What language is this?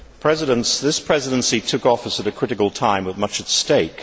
English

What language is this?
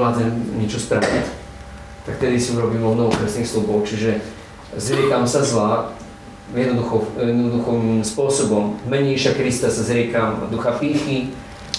Slovak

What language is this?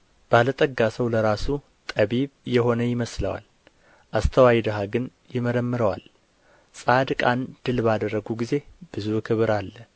Amharic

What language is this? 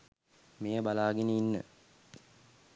Sinhala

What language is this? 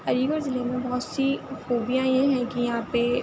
Urdu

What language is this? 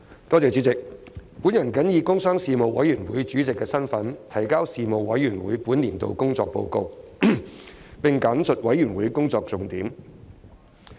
Cantonese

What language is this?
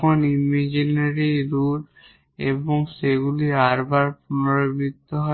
Bangla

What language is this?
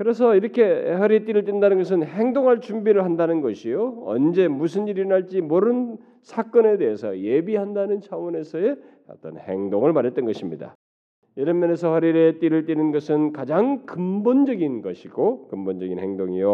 Korean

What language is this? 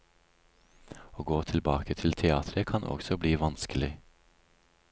Norwegian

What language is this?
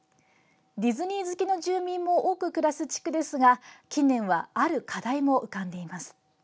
Japanese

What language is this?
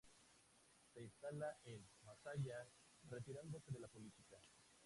Spanish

